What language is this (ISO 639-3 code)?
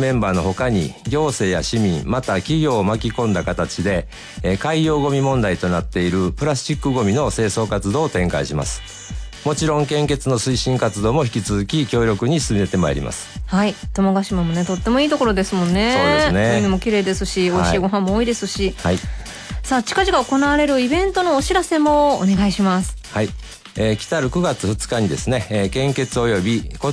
jpn